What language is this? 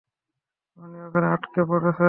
Bangla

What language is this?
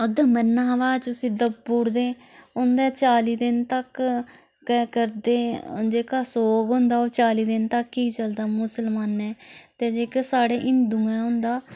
Dogri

